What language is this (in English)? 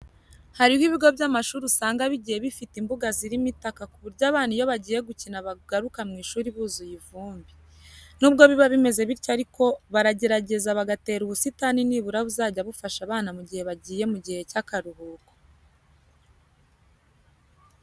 Kinyarwanda